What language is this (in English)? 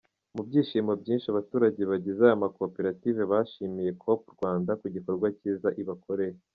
Kinyarwanda